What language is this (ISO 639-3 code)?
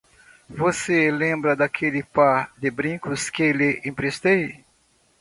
por